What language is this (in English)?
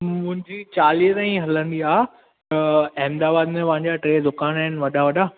Sindhi